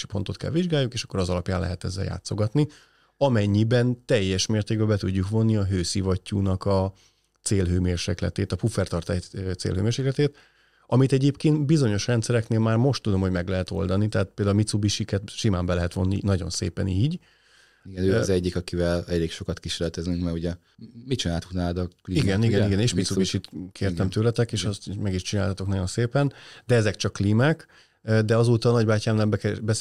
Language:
Hungarian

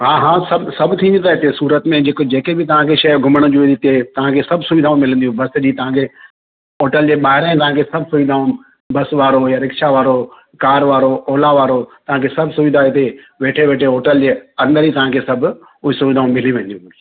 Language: Sindhi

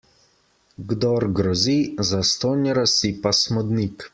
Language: Slovenian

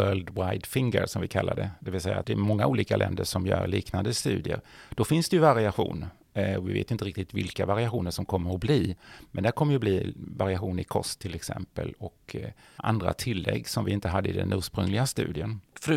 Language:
Swedish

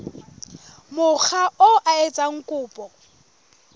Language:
Southern Sotho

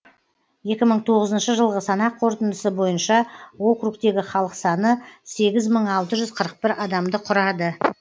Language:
Kazakh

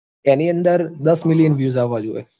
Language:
Gujarati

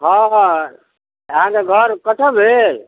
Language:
Maithili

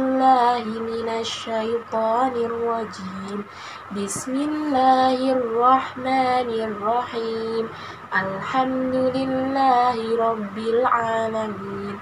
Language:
Indonesian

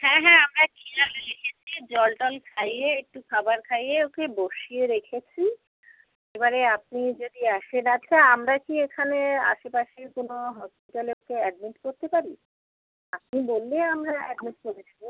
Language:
Bangla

